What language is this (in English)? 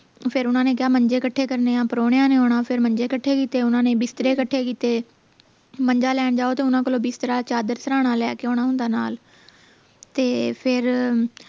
Punjabi